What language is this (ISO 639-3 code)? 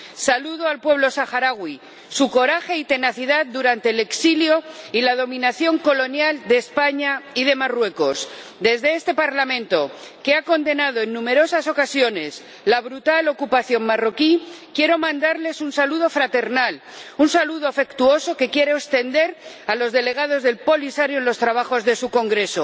spa